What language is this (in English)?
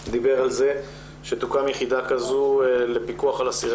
Hebrew